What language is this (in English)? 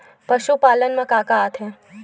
Chhattisgarhi